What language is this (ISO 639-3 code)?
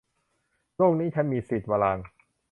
tha